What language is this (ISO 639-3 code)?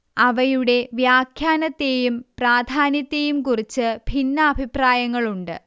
mal